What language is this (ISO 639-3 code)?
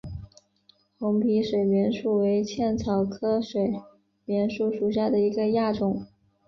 zho